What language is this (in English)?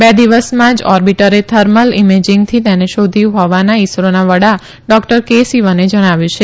Gujarati